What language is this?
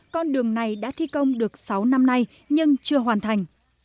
Vietnamese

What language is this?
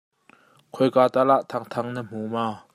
Hakha Chin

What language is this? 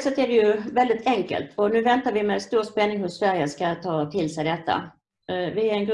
Swedish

